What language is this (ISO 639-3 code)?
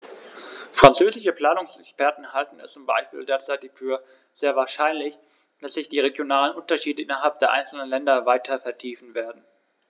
deu